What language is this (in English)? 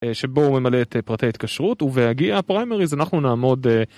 Hebrew